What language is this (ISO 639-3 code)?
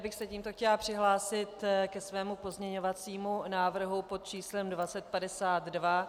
ces